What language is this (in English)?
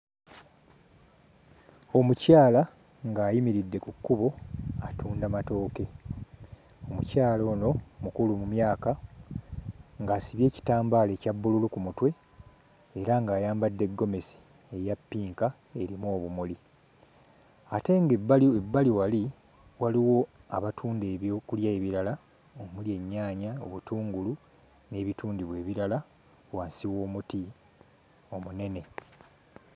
Ganda